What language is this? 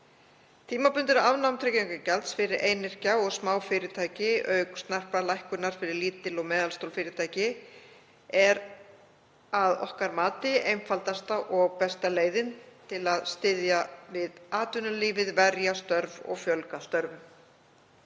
Icelandic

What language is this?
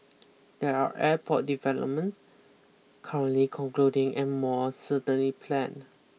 English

